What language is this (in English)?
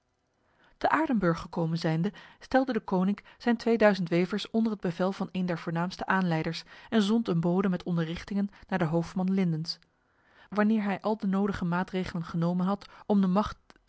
Dutch